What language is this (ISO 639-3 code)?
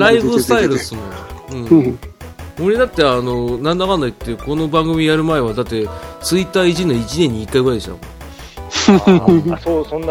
jpn